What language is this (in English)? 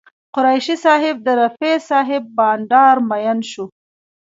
Pashto